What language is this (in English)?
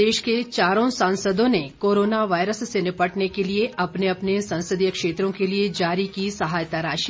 Hindi